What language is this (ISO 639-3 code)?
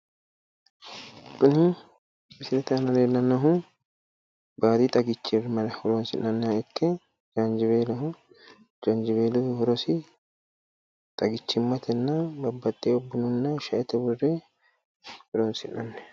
sid